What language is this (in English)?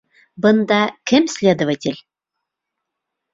Bashkir